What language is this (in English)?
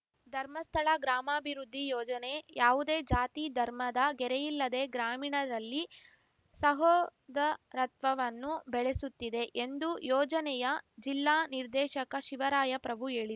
Kannada